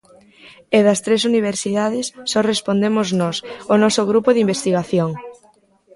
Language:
Galician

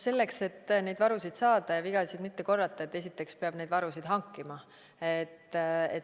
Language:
Estonian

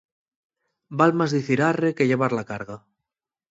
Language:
Asturian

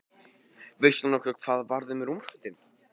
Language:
Icelandic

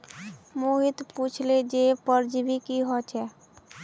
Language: Magahi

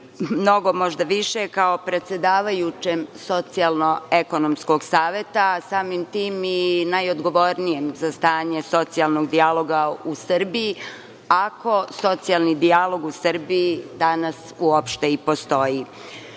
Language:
Serbian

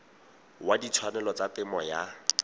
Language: Tswana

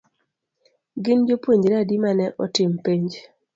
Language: Luo (Kenya and Tanzania)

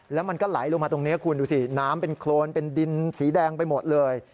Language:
Thai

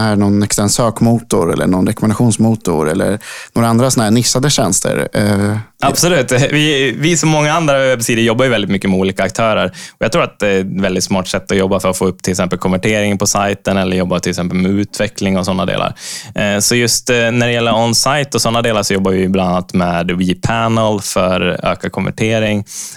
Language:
Swedish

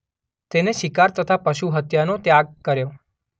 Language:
Gujarati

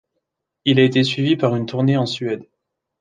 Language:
French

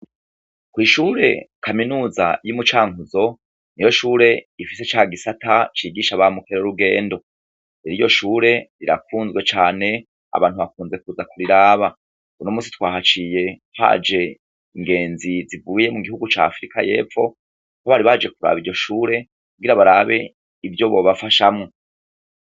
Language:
Rundi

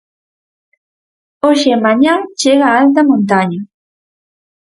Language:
Galician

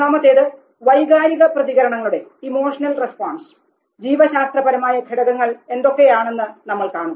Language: Malayalam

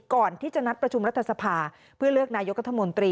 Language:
Thai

